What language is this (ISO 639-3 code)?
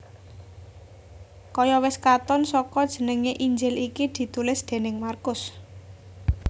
jav